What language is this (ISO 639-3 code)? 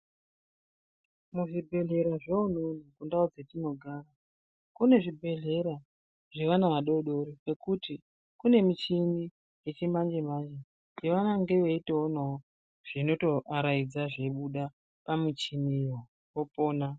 ndc